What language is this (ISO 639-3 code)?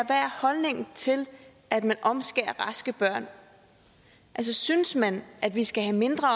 dan